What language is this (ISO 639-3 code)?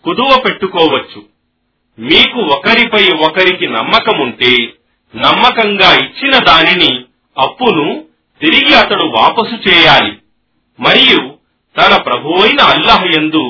tel